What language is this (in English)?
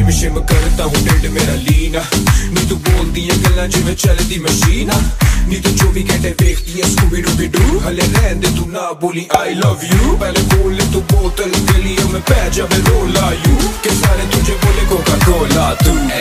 Thai